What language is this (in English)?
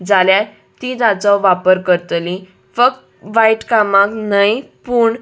Konkani